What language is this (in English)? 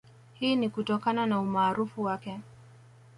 Swahili